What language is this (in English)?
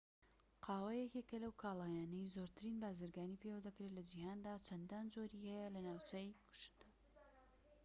Central Kurdish